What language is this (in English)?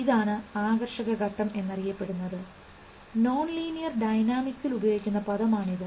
Malayalam